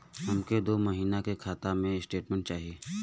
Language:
Bhojpuri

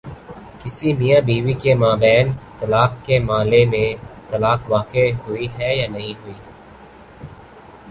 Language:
Urdu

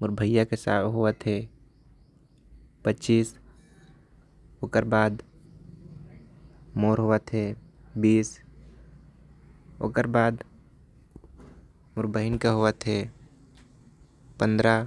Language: Korwa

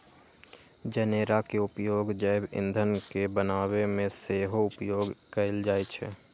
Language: Magahi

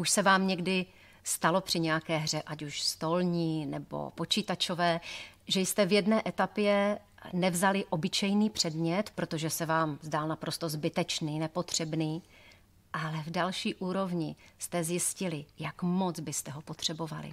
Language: Czech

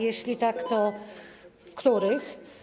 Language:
Polish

